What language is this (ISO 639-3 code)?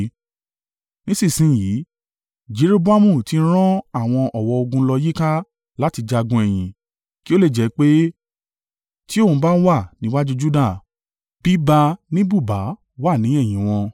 yor